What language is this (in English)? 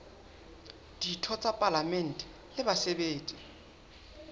Southern Sotho